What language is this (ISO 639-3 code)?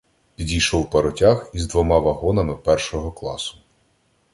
ukr